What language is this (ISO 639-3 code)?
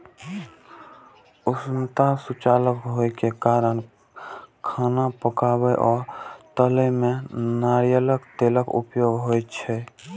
mai